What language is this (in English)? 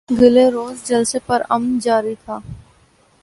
Urdu